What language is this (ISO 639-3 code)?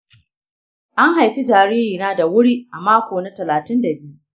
hau